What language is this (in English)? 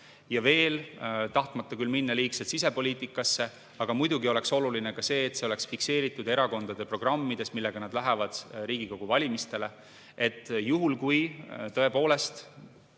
Estonian